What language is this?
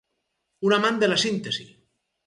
Catalan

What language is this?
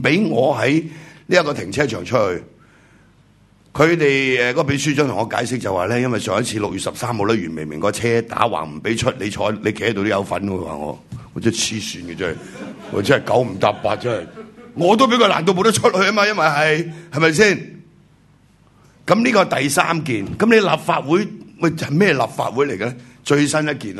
Chinese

